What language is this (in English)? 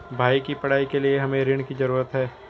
Hindi